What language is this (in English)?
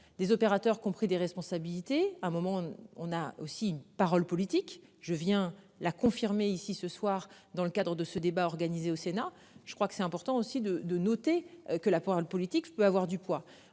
French